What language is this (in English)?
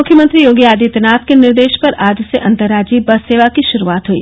Hindi